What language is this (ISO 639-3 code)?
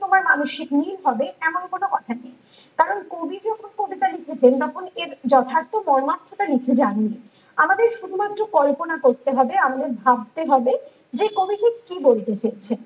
ben